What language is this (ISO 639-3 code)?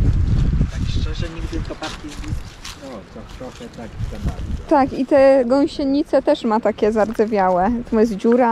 pol